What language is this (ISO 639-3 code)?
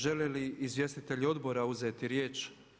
hrv